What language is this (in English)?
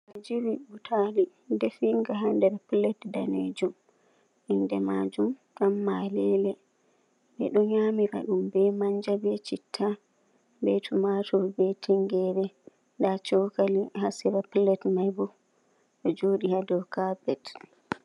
Fula